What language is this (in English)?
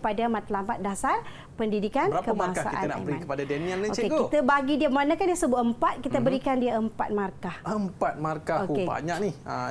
Malay